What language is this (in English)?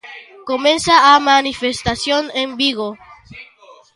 Galician